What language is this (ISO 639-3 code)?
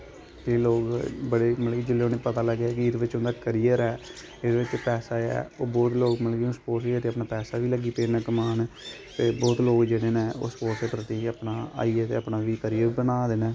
doi